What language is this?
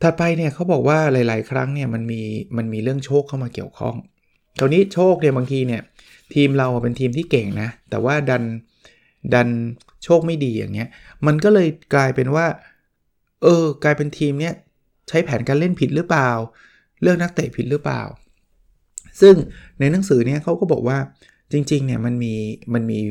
Thai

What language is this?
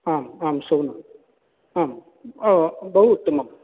Sanskrit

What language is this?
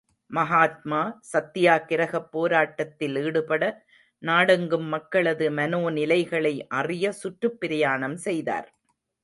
Tamil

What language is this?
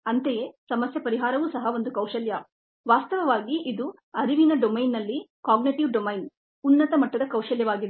Kannada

